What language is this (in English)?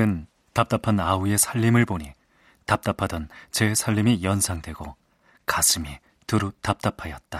Korean